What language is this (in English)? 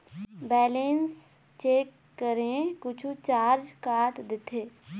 Chhattisgarhi